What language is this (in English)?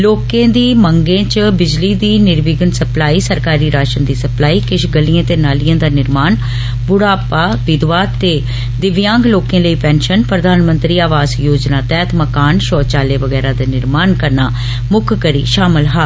Dogri